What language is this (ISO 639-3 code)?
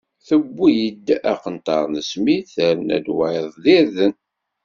kab